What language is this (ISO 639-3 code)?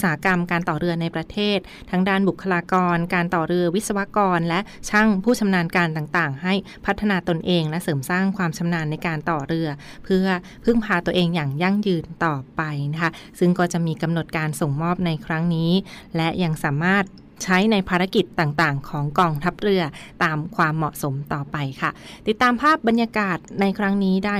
tha